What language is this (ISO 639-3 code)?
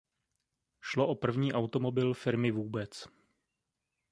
ces